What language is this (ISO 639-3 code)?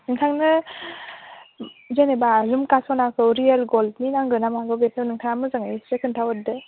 brx